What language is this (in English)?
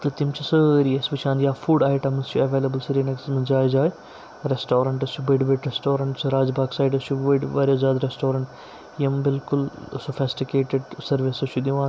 Kashmiri